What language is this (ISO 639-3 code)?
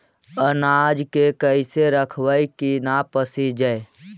mag